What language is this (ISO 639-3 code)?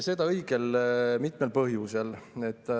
est